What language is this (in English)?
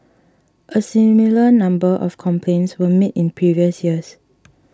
English